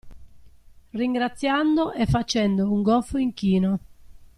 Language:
Italian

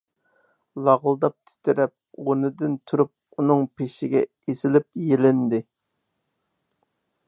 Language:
Uyghur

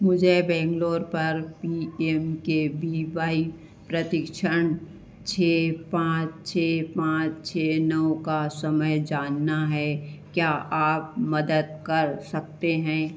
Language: Hindi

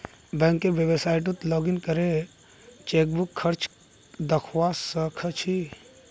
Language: Magahi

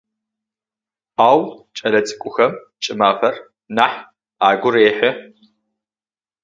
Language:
Adyghe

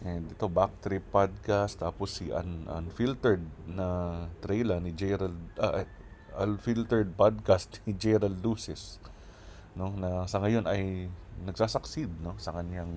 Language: Filipino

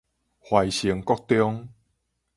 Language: Min Nan Chinese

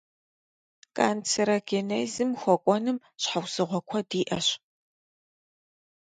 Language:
Kabardian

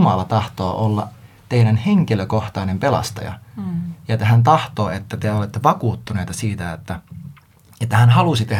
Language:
Finnish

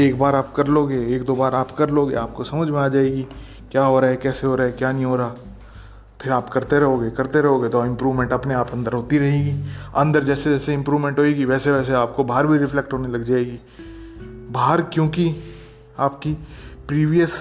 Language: Hindi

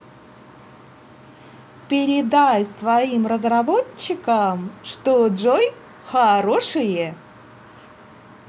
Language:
Russian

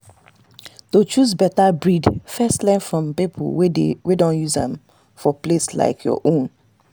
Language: Nigerian Pidgin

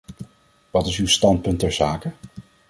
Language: Dutch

